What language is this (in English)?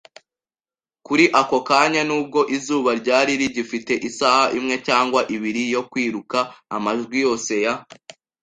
Kinyarwanda